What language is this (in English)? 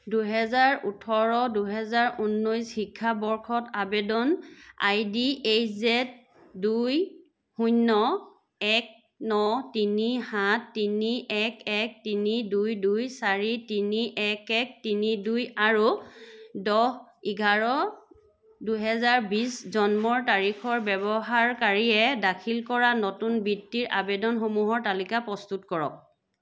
Assamese